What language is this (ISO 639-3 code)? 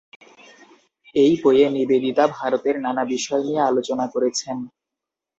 ben